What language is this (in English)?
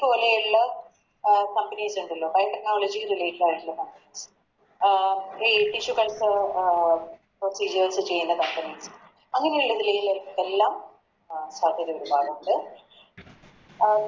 Malayalam